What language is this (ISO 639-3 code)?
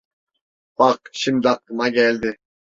tur